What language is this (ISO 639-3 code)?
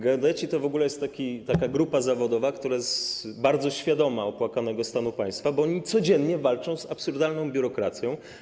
pol